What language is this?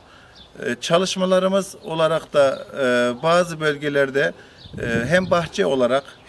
Turkish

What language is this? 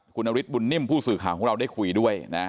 Thai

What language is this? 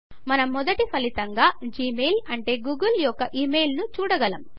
Telugu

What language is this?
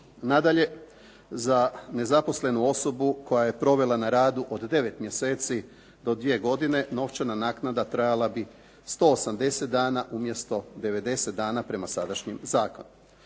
Croatian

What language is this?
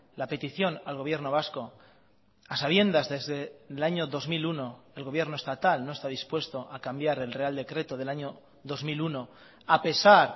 Spanish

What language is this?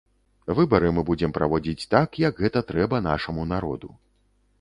Belarusian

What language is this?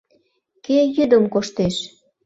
Mari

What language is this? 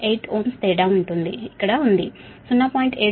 Telugu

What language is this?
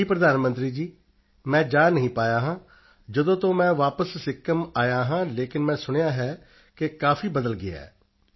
Punjabi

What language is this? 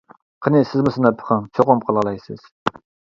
Uyghur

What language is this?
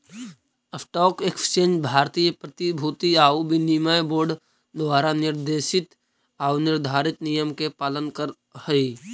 Magahi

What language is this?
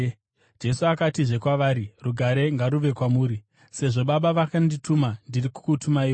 Shona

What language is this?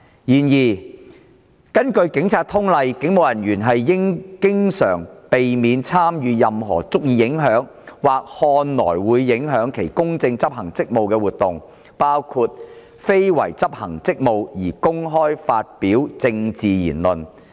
Cantonese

